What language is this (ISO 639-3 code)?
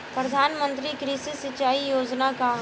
bho